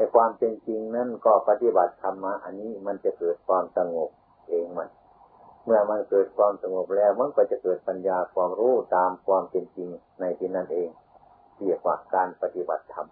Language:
Thai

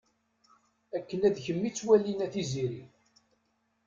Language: Kabyle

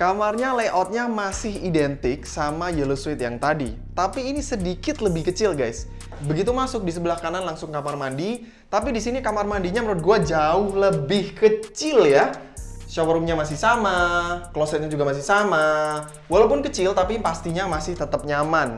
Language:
Indonesian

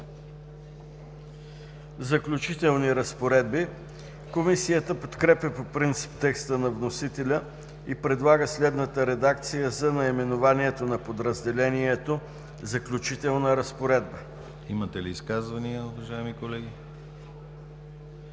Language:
Bulgarian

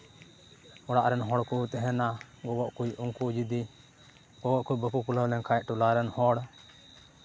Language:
Santali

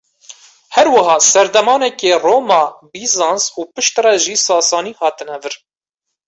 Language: Kurdish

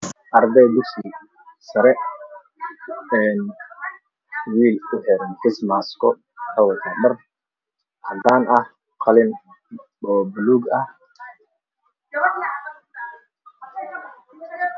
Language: Somali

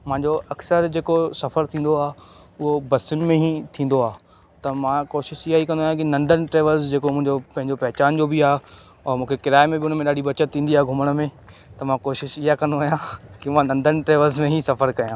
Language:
Sindhi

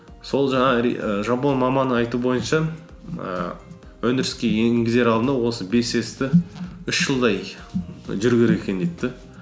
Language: Kazakh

